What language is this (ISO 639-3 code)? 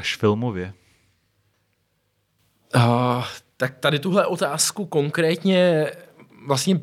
ces